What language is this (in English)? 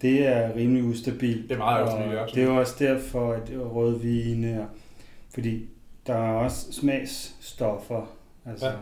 Danish